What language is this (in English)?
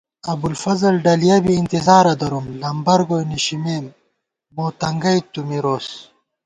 Gawar-Bati